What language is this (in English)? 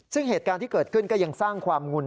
Thai